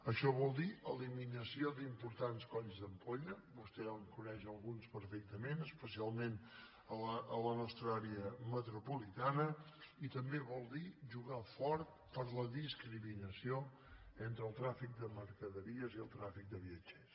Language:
Catalan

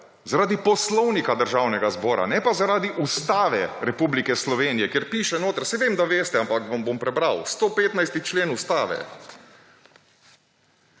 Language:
Slovenian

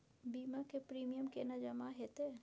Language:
Maithili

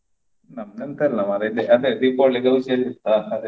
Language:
Kannada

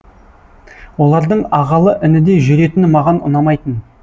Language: Kazakh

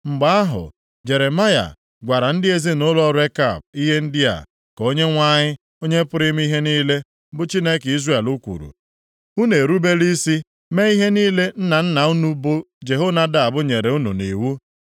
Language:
Igbo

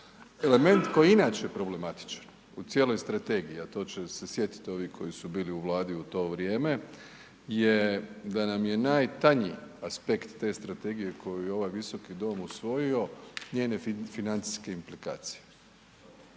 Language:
Croatian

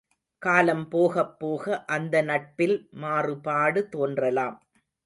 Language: Tamil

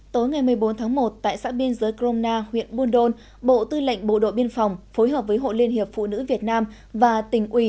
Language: Vietnamese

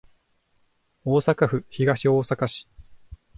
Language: Japanese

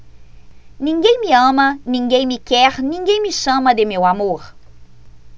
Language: Portuguese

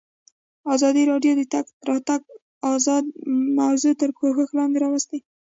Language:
Pashto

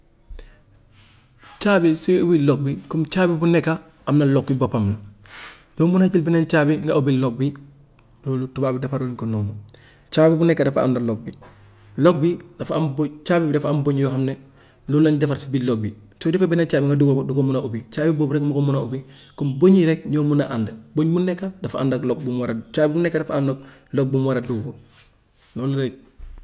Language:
Gambian Wolof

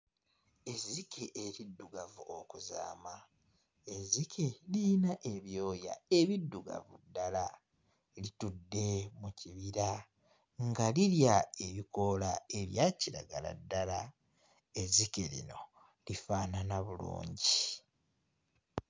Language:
Ganda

